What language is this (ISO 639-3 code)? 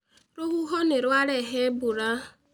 kik